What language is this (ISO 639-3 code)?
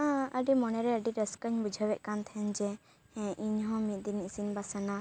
sat